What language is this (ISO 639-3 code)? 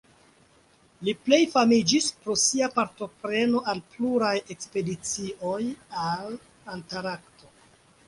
epo